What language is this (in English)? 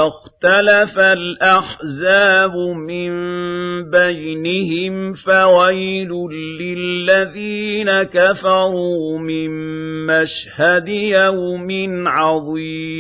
Arabic